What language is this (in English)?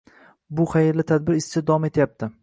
Uzbek